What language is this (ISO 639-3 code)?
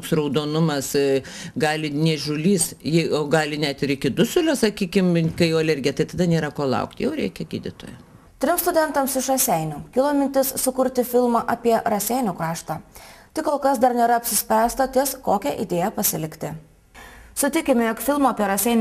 lit